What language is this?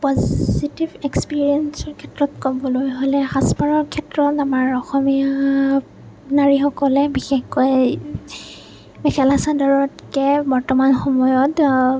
Assamese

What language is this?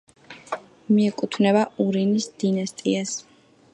Georgian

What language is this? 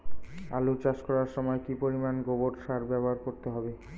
Bangla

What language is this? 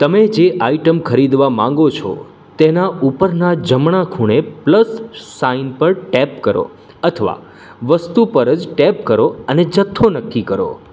Gujarati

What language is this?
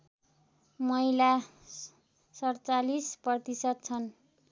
Nepali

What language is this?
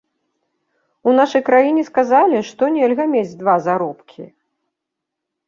Belarusian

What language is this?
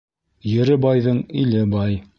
Bashkir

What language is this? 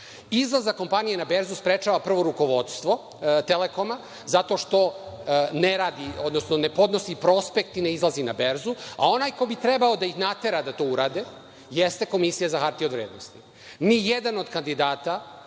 Serbian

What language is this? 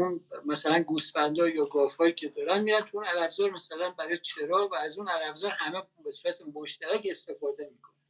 Persian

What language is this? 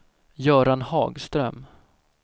Swedish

